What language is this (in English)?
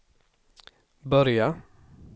Swedish